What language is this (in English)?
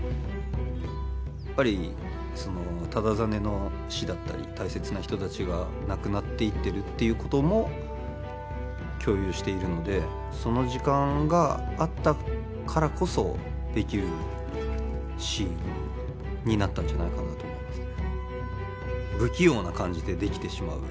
Japanese